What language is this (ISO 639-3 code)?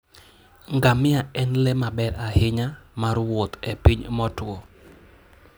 luo